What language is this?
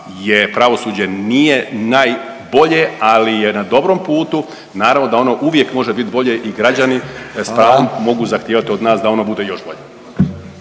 Croatian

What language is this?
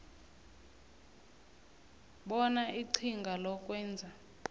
South Ndebele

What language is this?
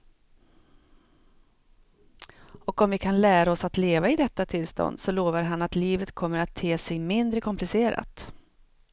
Swedish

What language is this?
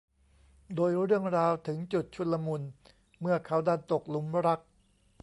Thai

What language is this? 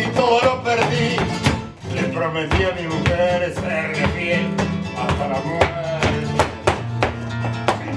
Spanish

